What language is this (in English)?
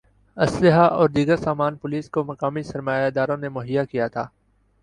Urdu